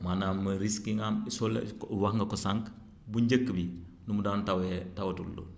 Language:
Wolof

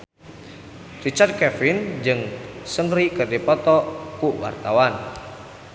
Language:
Sundanese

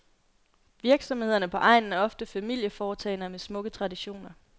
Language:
Danish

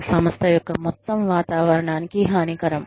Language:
Telugu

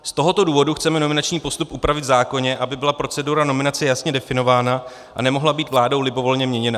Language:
Czech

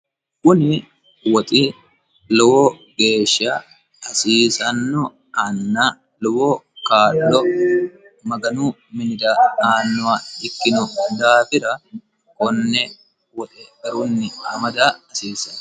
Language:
Sidamo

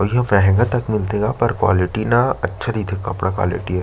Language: Chhattisgarhi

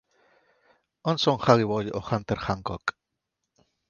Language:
Catalan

